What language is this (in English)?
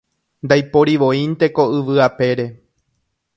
Guarani